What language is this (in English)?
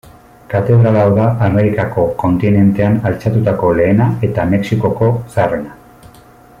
Basque